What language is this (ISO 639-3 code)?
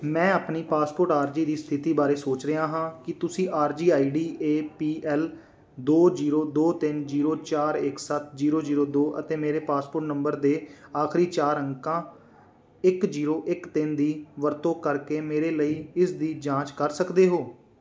pan